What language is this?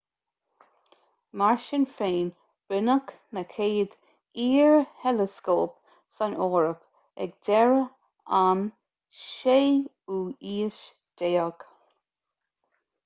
Irish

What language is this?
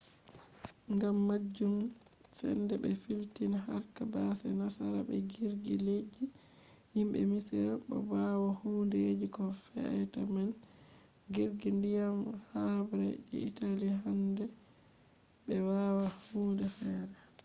Fula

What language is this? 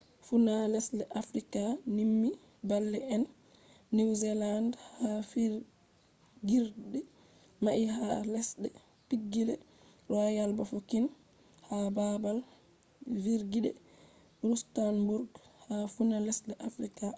Fula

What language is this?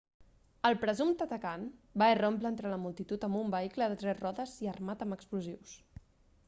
Catalan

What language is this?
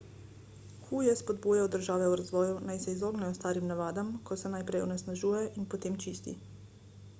Slovenian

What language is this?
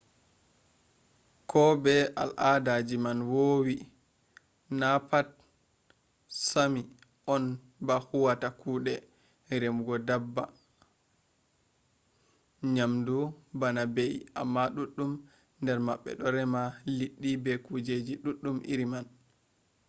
Fula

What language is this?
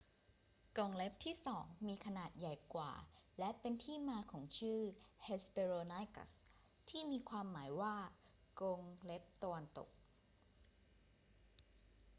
Thai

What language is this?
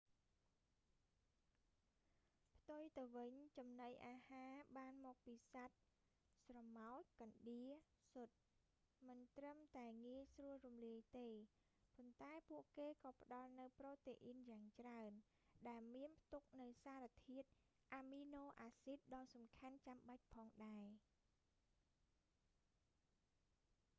Khmer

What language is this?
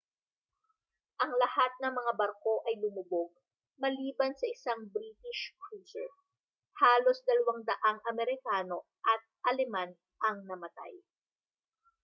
Filipino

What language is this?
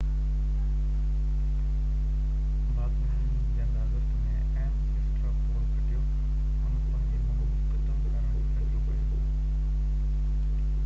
Sindhi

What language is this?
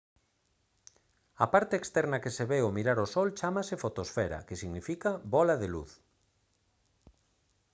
Galician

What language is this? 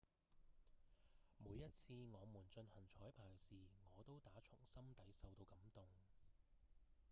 Cantonese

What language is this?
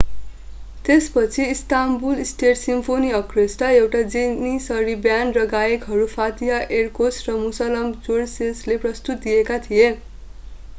Nepali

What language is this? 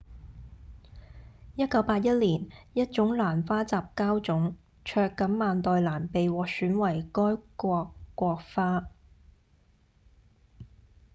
Cantonese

